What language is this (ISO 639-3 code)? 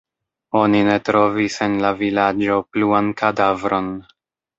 epo